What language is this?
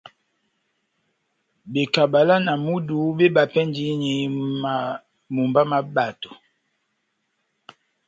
Batanga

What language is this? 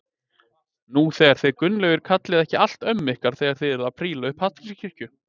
Icelandic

